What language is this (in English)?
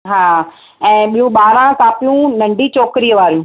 Sindhi